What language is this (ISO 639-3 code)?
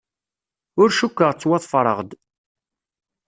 kab